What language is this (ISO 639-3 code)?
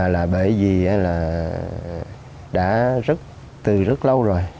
vie